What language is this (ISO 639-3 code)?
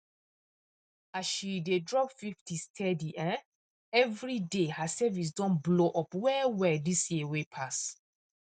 pcm